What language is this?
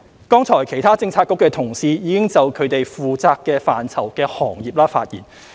Cantonese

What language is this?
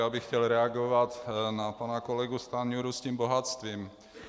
Czech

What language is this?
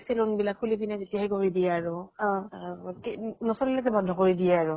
Assamese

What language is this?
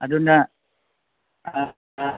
Manipuri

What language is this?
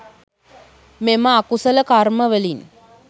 Sinhala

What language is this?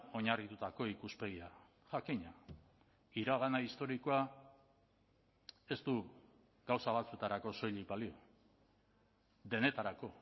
Basque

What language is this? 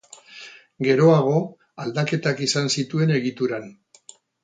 Basque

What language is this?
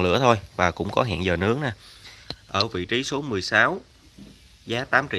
Vietnamese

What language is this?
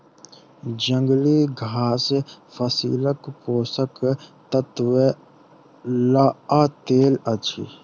Maithili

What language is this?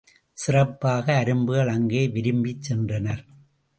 Tamil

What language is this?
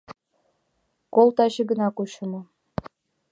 Mari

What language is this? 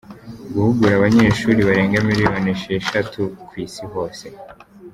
Kinyarwanda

